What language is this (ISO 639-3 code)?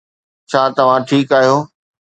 snd